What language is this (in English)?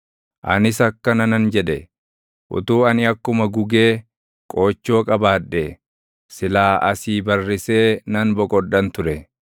Oromo